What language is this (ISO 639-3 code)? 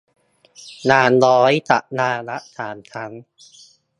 tha